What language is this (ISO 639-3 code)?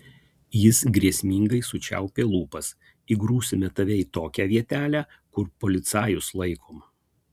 lit